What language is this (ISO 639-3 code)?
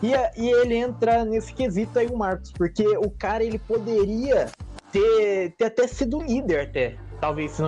por